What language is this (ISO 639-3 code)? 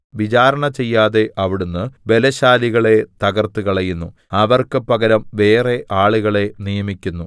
mal